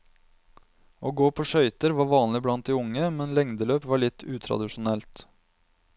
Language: Norwegian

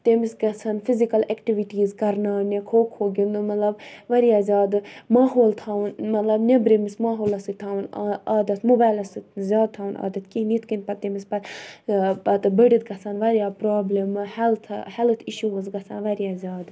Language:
Kashmiri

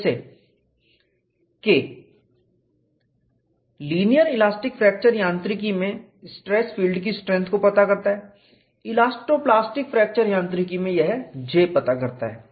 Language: Hindi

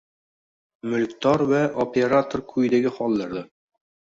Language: Uzbek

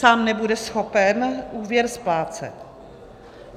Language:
Czech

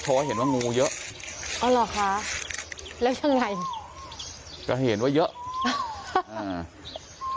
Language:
Thai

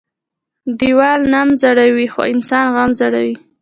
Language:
Pashto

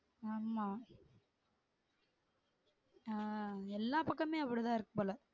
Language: Tamil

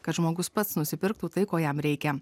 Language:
Lithuanian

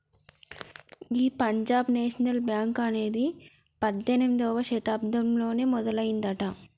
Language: Telugu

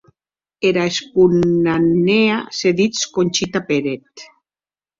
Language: Occitan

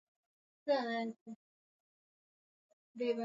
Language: Swahili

